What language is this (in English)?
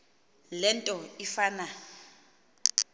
Xhosa